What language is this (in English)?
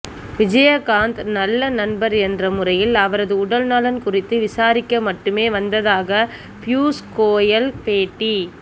Tamil